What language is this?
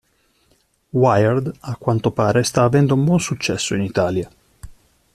Italian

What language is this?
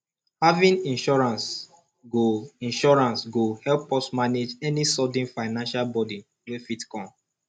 Nigerian Pidgin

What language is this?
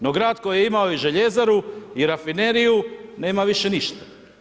Croatian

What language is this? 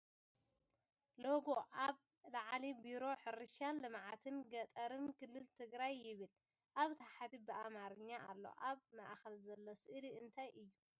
Tigrinya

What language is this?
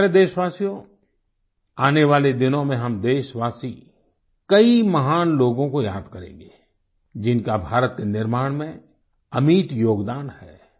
Hindi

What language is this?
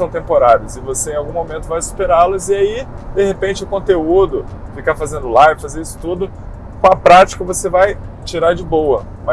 Portuguese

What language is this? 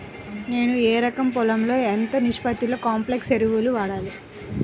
Telugu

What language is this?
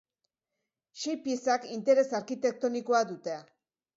Basque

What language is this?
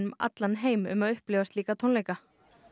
Icelandic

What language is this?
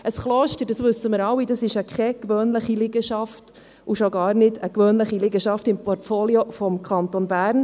Swiss German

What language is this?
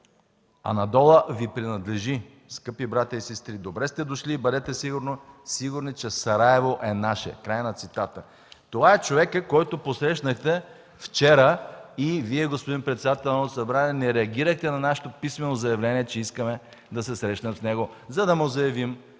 Bulgarian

